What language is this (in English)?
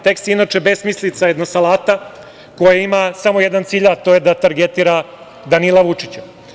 Serbian